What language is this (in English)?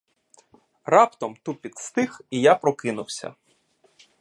Ukrainian